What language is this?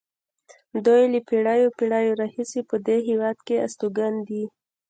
Pashto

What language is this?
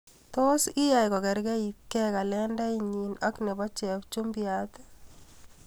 Kalenjin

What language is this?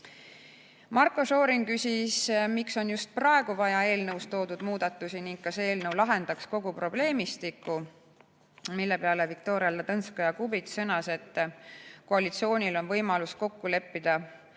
Estonian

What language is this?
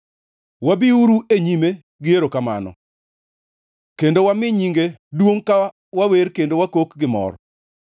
Luo (Kenya and Tanzania)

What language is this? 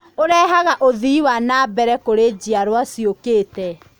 Kikuyu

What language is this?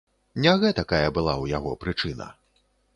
Belarusian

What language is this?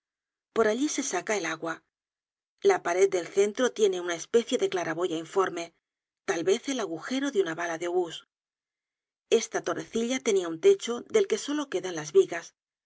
Spanish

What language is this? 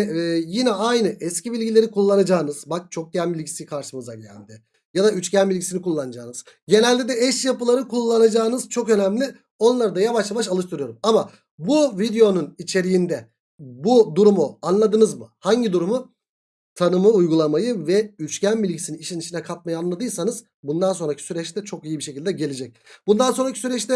Turkish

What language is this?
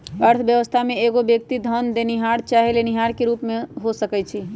Magahi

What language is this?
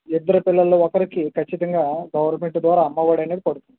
Telugu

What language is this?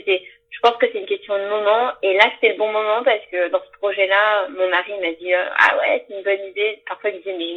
French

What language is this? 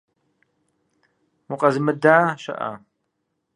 Kabardian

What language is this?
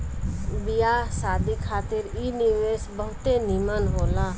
Bhojpuri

